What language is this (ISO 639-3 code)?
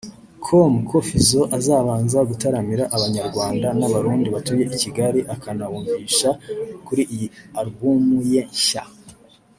kin